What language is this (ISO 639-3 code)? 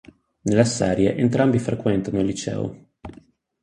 ita